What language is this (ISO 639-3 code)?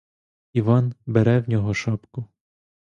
ukr